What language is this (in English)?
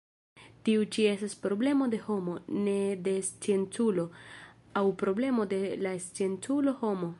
Esperanto